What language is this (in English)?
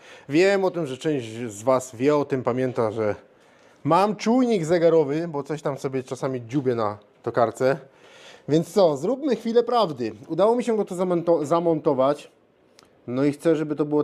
Polish